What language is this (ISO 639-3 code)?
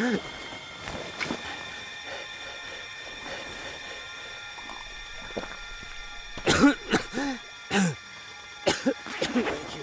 eng